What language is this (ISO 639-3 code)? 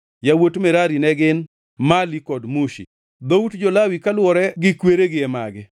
luo